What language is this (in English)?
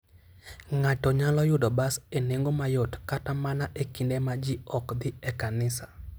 Luo (Kenya and Tanzania)